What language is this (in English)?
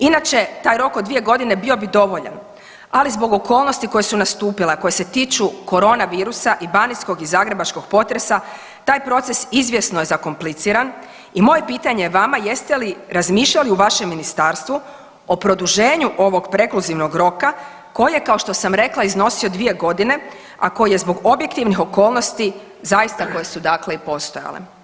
Croatian